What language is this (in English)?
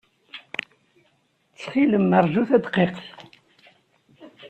Kabyle